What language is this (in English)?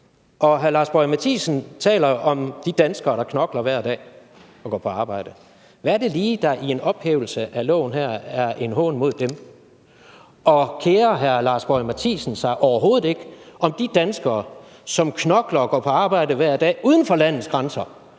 Danish